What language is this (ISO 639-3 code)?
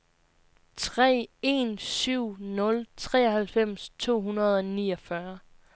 dan